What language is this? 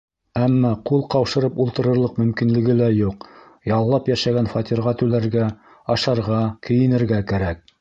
Bashkir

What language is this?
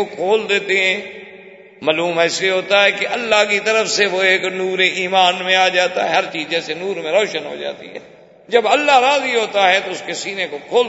Urdu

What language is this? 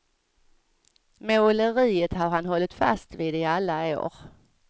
Swedish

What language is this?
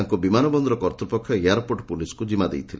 Odia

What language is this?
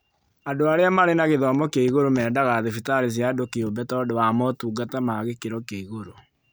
Kikuyu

